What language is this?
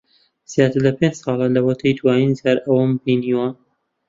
Central Kurdish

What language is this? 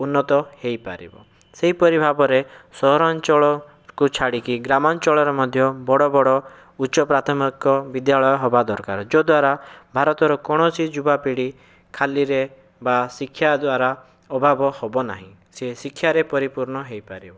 Odia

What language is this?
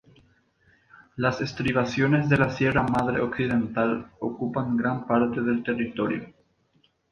Spanish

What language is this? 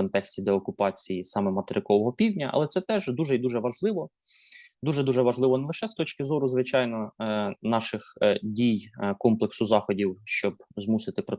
Ukrainian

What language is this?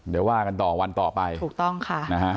Thai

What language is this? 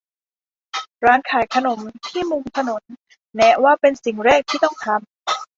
Thai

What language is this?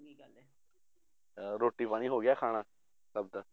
Punjabi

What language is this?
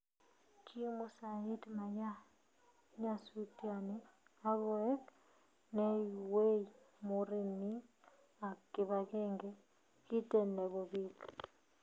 Kalenjin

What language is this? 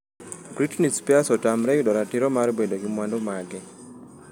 Luo (Kenya and Tanzania)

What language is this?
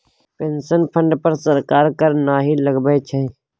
Maithili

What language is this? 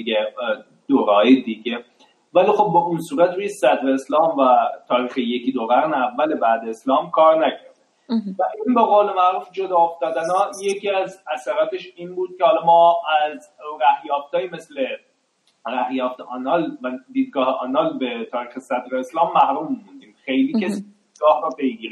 Persian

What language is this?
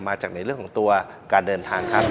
Thai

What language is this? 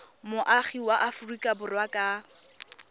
Tswana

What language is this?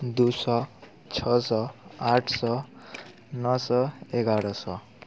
Maithili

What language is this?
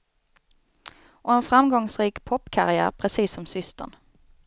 Swedish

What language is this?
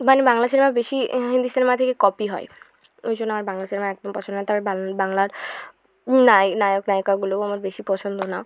Bangla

